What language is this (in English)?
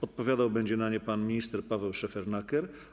Polish